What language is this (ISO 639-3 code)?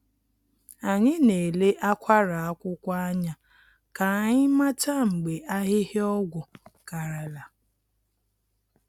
ibo